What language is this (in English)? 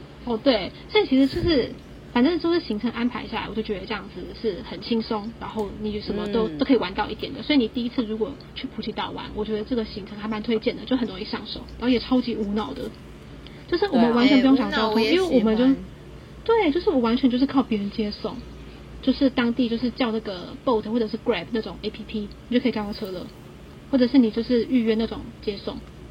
Chinese